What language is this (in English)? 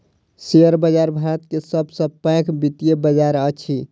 Maithili